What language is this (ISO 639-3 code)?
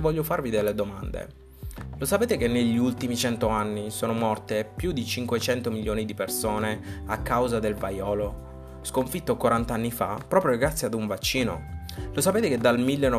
ita